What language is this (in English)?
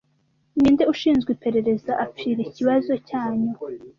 Kinyarwanda